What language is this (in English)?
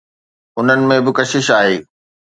Sindhi